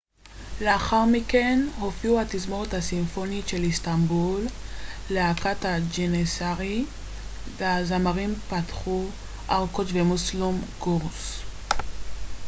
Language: Hebrew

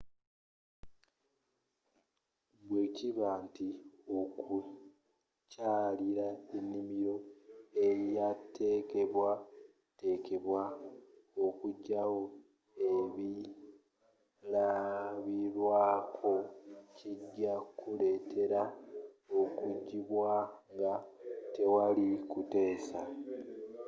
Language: Ganda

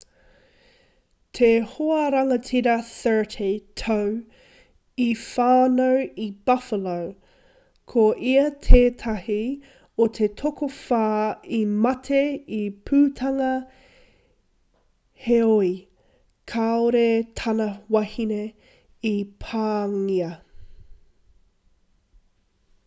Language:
Māori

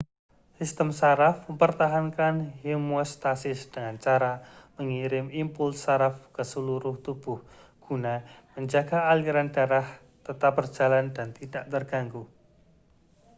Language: Indonesian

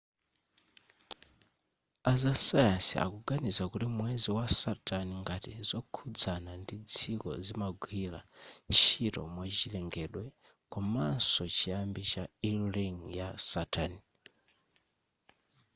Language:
Nyanja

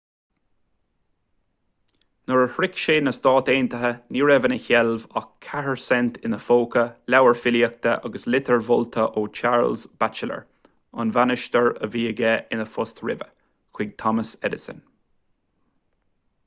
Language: Irish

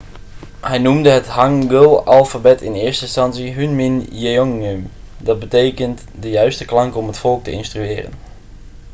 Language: Dutch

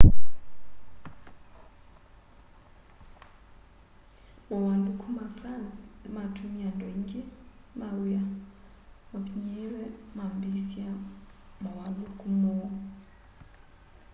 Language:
Kamba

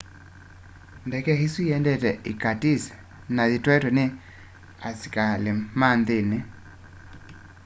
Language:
Kamba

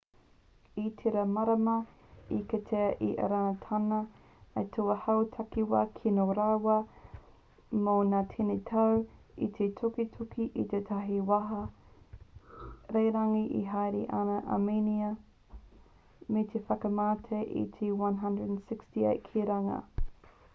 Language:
Māori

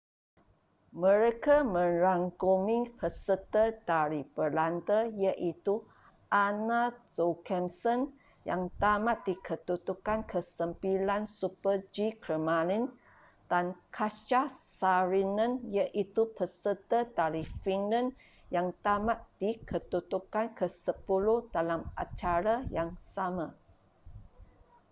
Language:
Malay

